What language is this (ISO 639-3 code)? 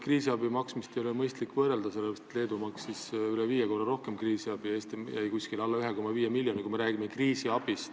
est